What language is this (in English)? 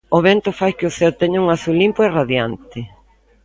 Galician